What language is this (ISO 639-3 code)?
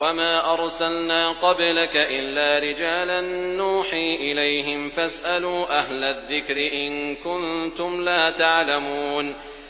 ara